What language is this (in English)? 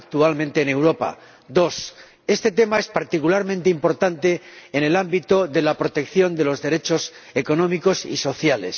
Spanish